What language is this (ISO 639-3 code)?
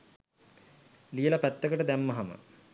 sin